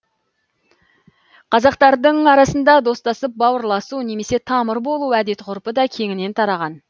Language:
Kazakh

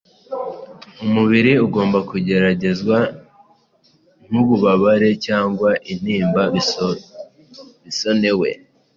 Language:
Kinyarwanda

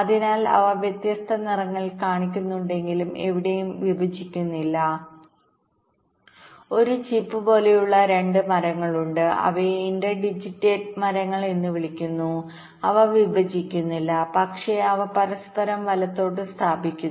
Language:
Malayalam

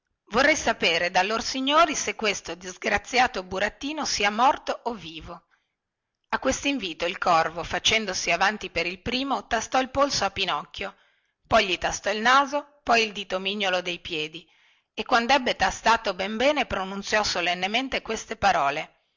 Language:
Italian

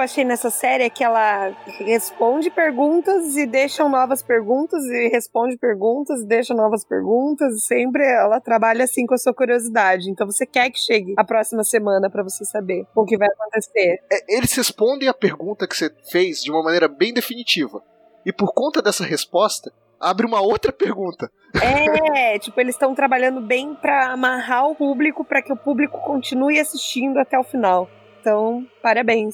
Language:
Portuguese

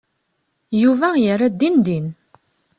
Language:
Kabyle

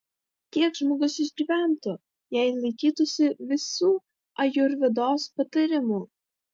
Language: Lithuanian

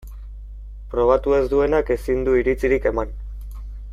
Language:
Basque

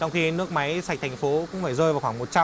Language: Vietnamese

